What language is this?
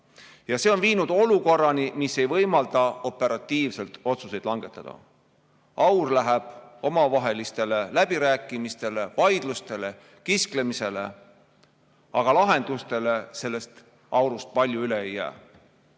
Estonian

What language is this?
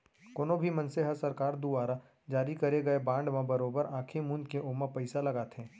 Chhattisgarhi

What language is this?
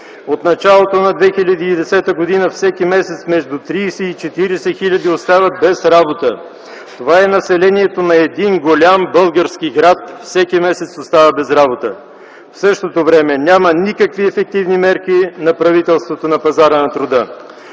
Bulgarian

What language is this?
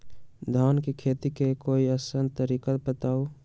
Magahi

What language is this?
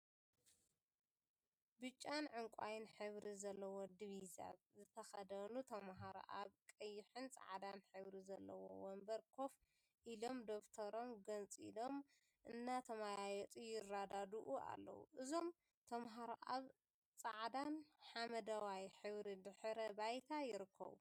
Tigrinya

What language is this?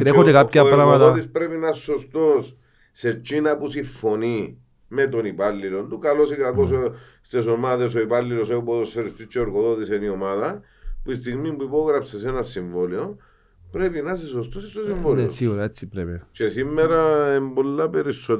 Greek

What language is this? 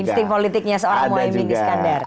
Indonesian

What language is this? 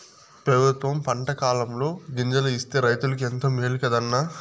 Telugu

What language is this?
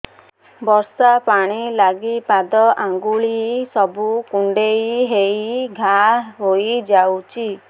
Odia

